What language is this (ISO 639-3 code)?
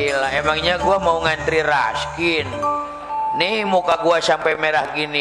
ind